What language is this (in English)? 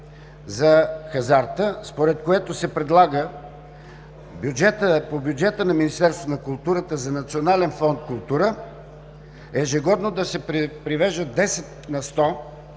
Bulgarian